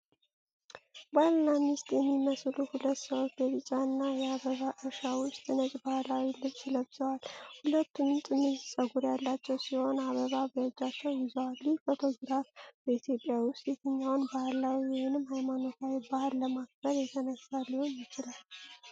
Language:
Amharic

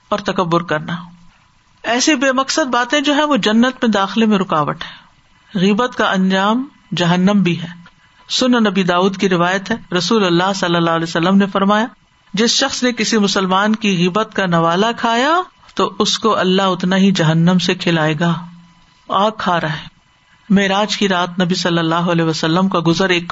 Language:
Urdu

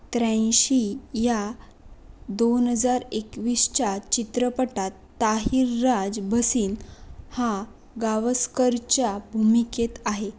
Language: Marathi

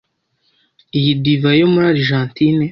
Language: Kinyarwanda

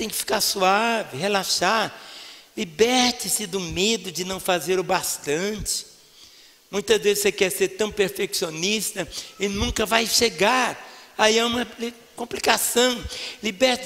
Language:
Portuguese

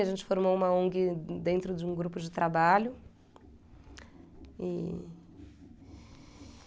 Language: Portuguese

